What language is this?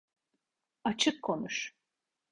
Turkish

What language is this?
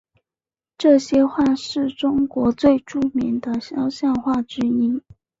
Chinese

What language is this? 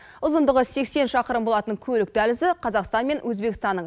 Kazakh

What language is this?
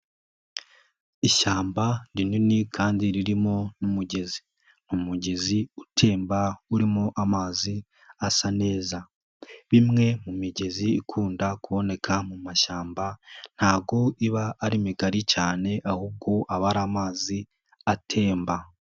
Kinyarwanda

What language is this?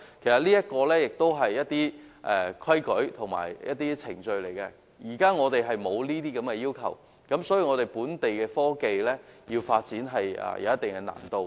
Cantonese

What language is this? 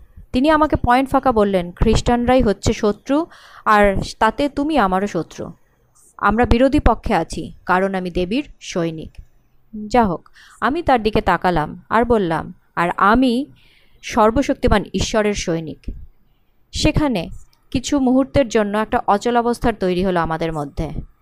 Bangla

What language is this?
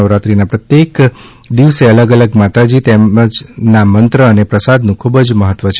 Gujarati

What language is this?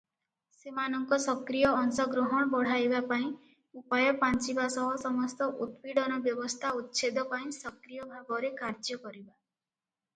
Odia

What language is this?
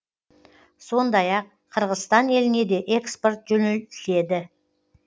Kazakh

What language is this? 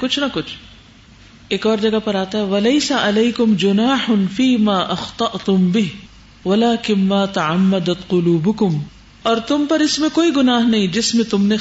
Urdu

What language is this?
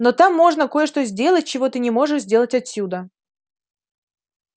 Russian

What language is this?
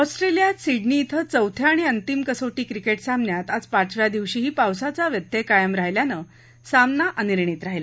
Marathi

